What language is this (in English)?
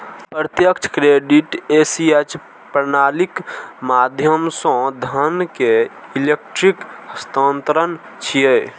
Maithili